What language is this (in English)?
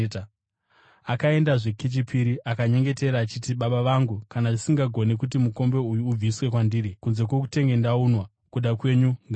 Shona